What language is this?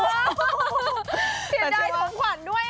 Thai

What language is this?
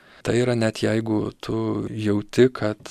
Lithuanian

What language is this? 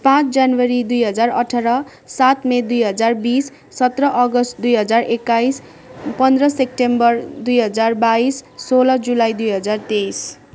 Nepali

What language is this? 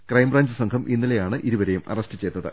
Malayalam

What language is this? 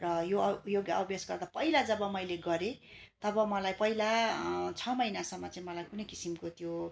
Nepali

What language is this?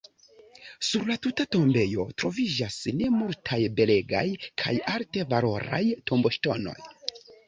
Esperanto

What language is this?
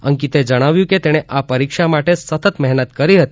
Gujarati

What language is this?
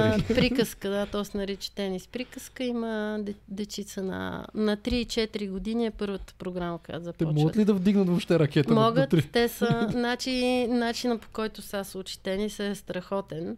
Bulgarian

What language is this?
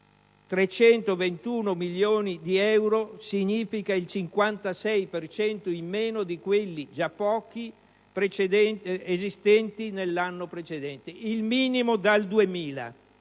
Italian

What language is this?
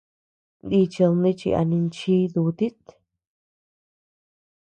Tepeuxila Cuicatec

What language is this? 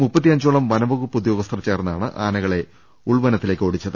Malayalam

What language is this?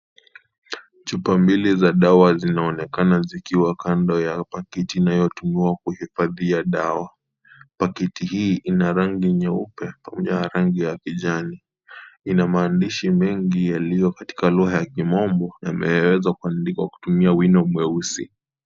Swahili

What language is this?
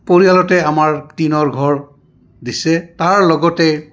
Assamese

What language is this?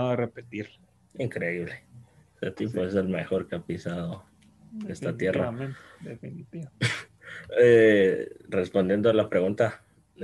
Spanish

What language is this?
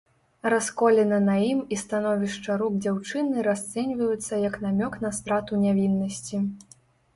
Belarusian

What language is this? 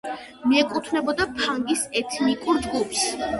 Georgian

